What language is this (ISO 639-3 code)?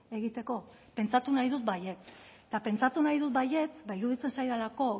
eus